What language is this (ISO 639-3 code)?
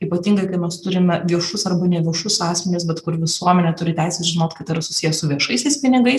lit